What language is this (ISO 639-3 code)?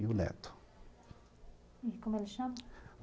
por